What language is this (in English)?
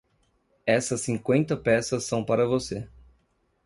Portuguese